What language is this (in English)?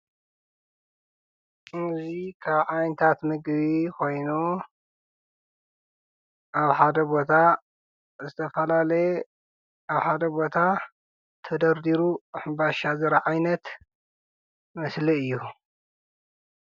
Tigrinya